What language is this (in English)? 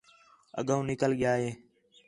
Khetrani